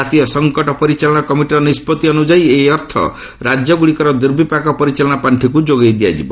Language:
Odia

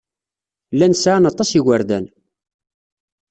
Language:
Kabyle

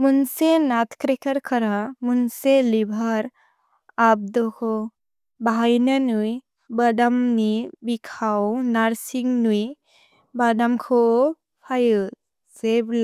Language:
Bodo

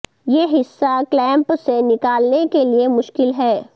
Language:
Urdu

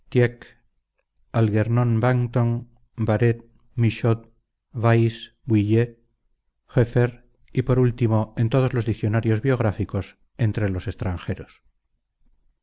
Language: Spanish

